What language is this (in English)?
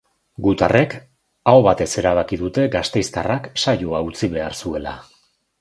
Basque